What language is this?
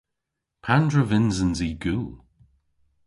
Cornish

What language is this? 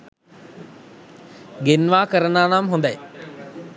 Sinhala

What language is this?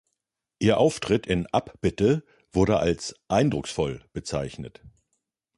German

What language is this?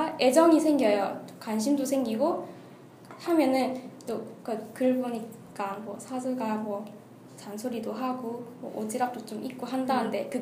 Korean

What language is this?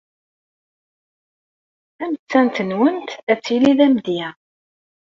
Kabyle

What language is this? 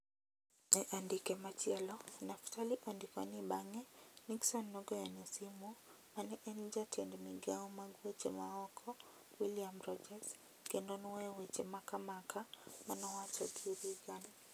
Luo (Kenya and Tanzania)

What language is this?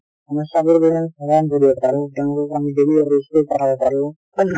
Assamese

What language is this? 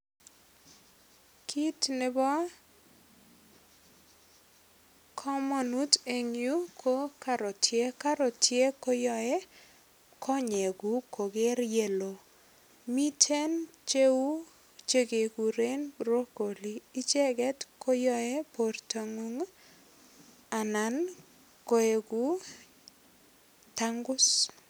Kalenjin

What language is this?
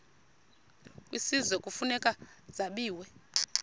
Xhosa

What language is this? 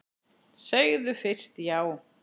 Icelandic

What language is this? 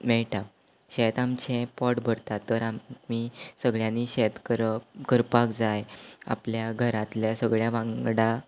Konkani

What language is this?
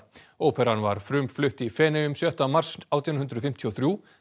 Icelandic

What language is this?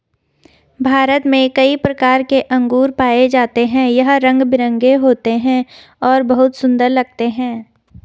Hindi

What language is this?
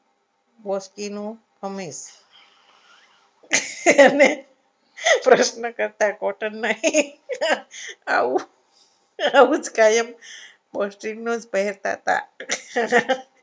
Gujarati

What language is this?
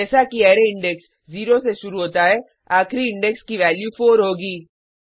Hindi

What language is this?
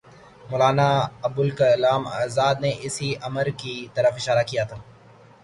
Urdu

